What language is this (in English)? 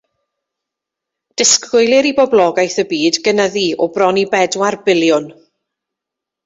Welsh